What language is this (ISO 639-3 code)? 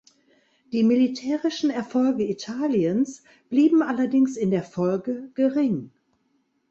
deu